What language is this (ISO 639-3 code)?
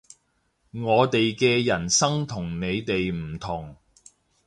yue